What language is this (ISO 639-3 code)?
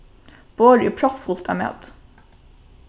fao